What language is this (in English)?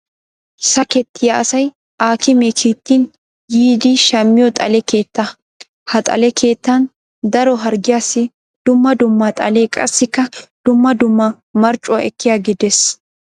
Wolaytta